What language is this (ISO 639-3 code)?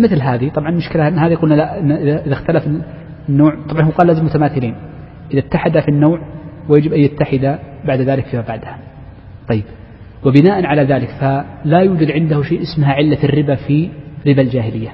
ara